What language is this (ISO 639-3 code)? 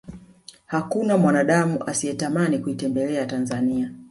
swa